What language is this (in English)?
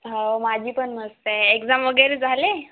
Marathi